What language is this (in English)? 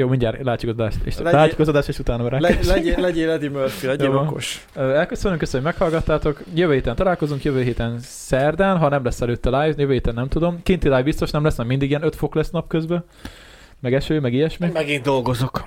Hungarian